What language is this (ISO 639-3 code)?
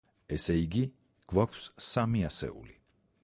kat